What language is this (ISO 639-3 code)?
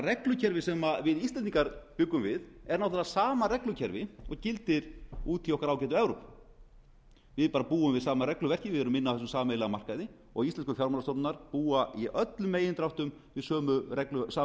isl